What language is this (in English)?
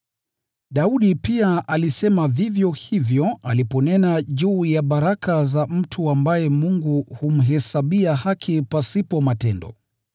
Swahili